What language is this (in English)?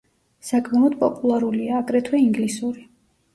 Georgian